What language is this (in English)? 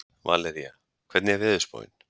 Icelandic